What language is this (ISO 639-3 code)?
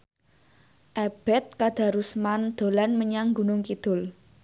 jav